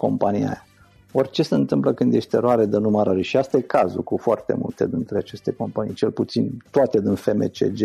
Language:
Romanian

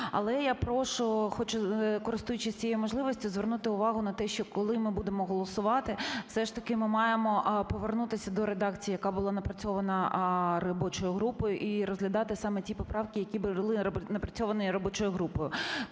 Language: Ukrainian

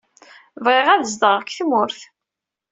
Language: Kabyle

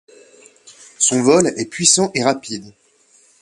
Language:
French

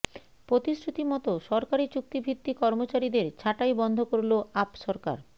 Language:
Bangla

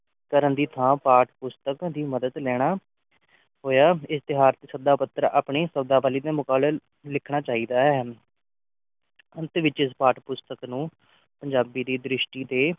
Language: Punjabi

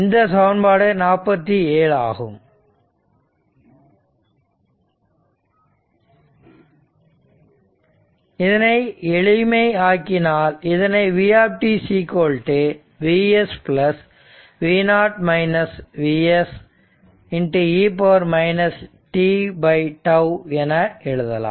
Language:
Tamil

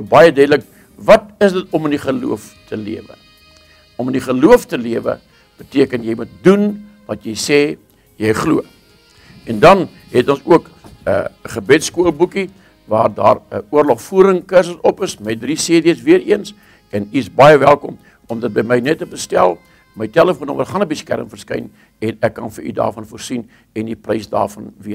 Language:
Dutch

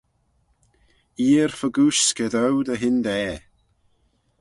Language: Manx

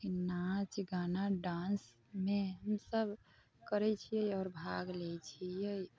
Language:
Maithili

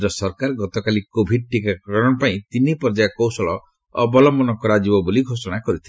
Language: Odia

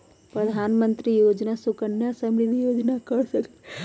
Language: Magahi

